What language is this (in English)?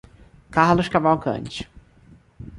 Portuguese